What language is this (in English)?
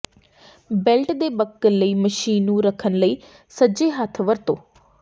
Punjabi